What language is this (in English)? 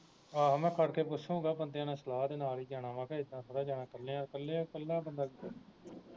Punjabi